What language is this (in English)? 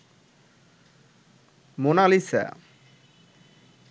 Bangla